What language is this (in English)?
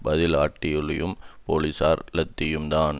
Tamil